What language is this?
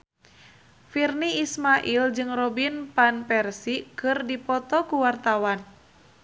Sundanese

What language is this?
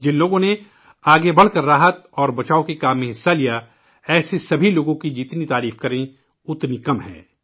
Urdu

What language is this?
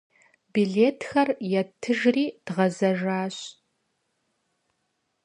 Kabardian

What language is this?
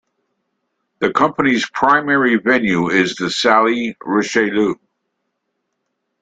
English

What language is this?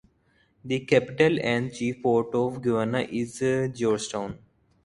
English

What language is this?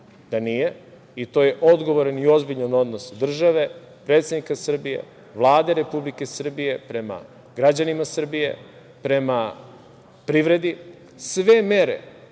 Serbian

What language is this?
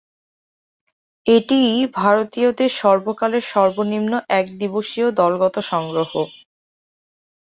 Bangla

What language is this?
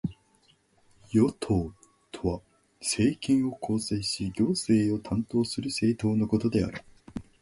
Japanese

